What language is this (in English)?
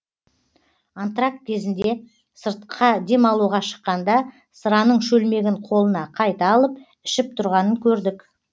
Kazakh